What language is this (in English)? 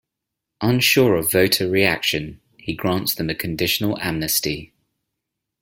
English